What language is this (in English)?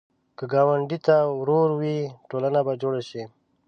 Pashto